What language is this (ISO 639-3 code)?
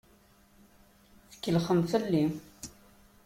kab